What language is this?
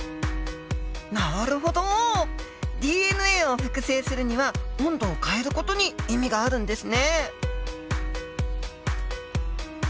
Japanese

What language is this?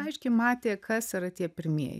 Lithuanian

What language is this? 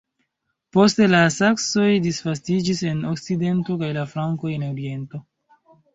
Esperanto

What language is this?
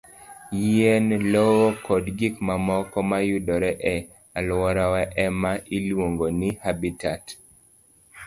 Luo (Kenya and Tanzania)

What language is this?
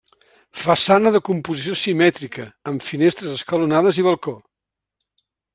Catalan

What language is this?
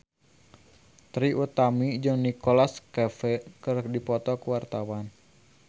Sundanese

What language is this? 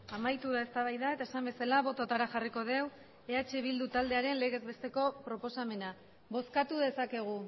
Basque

